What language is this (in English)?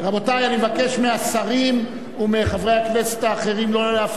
Hebrew